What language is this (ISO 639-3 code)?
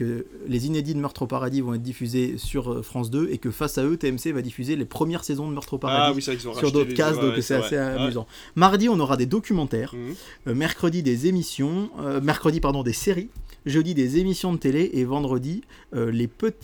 fra